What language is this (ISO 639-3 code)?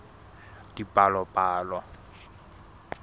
sot